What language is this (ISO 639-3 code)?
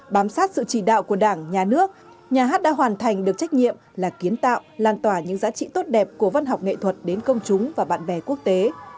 vie